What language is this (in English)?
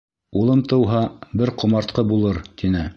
Bashkir